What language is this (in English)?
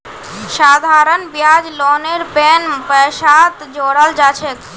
Magahi